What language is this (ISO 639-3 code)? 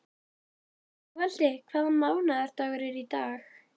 isl